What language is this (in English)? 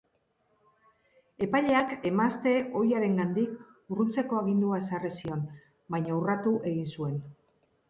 Basque